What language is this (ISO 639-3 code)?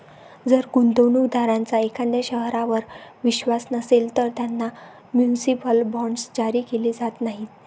mar